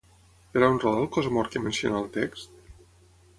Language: Catalan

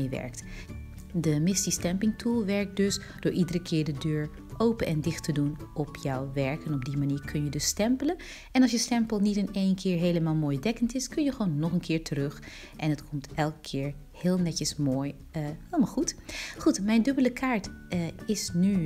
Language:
Dutch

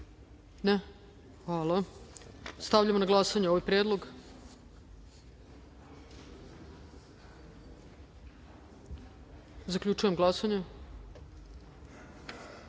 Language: Serbian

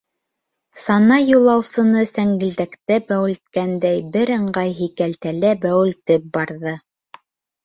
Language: Bashkir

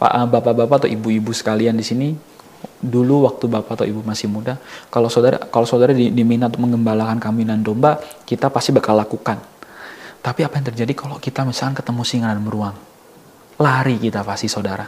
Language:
Indonesian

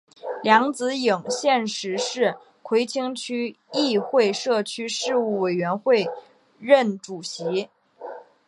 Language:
Chinese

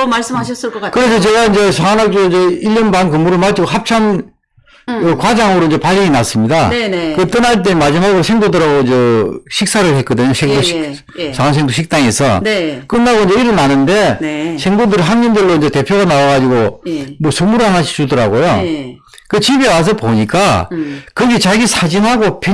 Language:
Korean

